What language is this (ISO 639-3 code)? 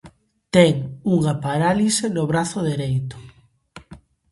glg